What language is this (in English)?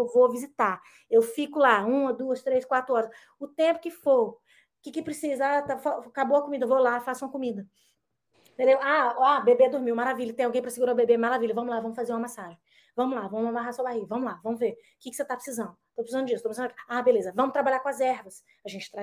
Portuguese